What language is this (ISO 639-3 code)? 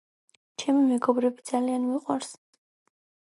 kat